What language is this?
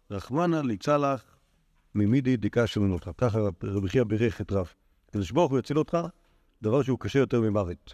Hebrew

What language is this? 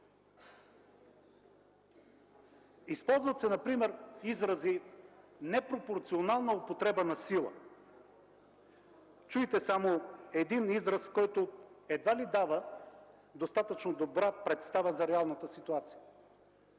Bulgarian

